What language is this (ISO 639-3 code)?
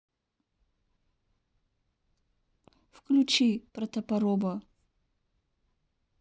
rus